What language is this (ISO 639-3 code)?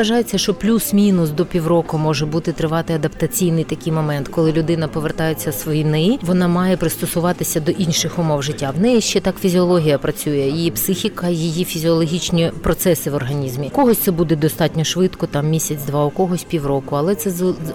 ukr